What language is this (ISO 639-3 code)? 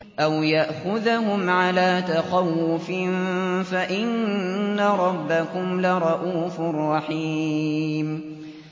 ara